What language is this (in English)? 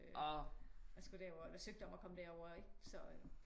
Danish